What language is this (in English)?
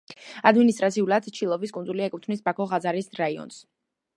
Georgian